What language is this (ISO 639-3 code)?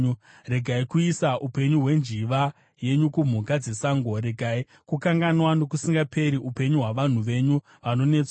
sna